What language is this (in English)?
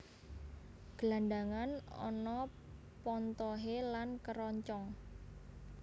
Javanese